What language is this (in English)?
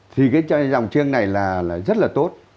Vietnamese